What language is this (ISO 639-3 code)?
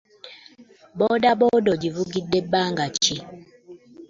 lug